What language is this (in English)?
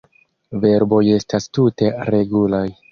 Esperanto